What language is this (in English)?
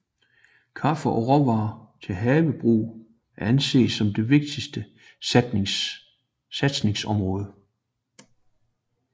Danish